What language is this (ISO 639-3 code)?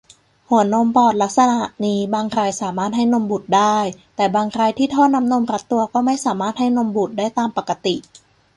tha